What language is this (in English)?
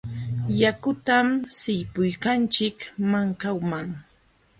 Jauja Wanca Quechua